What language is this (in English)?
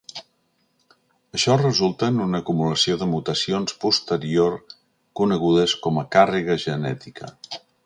Catalan